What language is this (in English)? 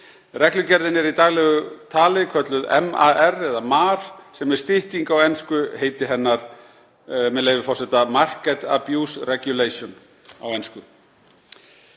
Icelandic